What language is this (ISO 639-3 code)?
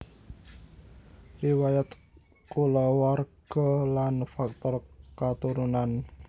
jav